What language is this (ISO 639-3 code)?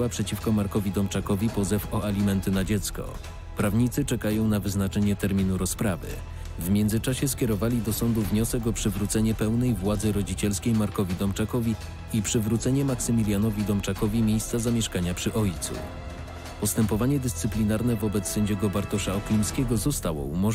pol